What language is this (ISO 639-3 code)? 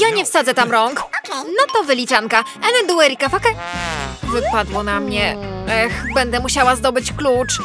pol